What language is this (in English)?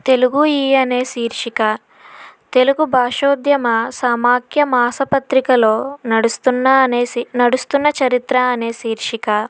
Telugu